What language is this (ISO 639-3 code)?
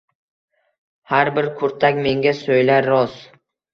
uzb